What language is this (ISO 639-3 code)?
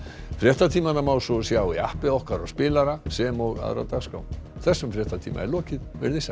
isl